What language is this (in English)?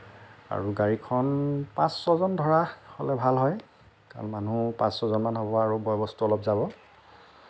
Assamese